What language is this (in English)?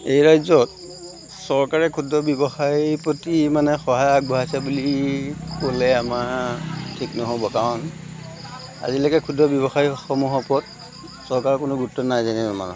Assamese